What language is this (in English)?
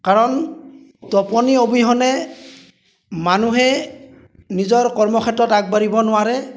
Assamese